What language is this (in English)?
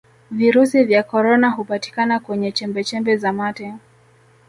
Swahili